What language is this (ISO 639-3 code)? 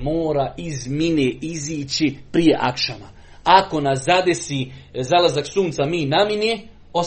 hrv